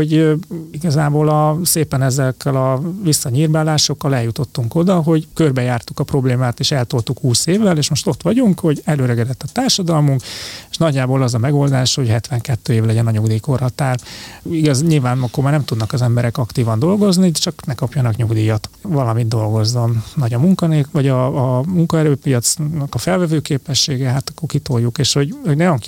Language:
Hungarian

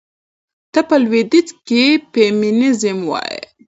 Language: Pashto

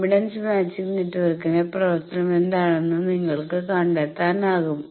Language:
Malayalam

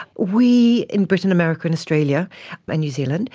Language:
English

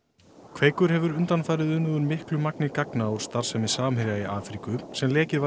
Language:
Icelandic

